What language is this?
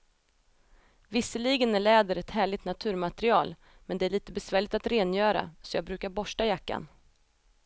Swedish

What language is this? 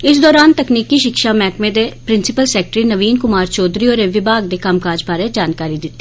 Dogri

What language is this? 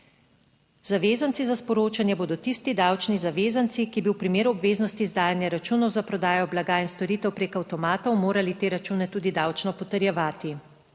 Slovenian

